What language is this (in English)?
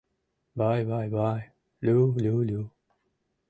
Mari